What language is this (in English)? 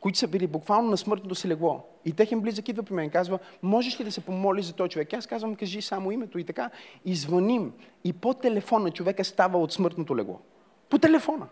Bulgarian